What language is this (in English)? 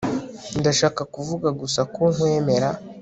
Kinyarwanda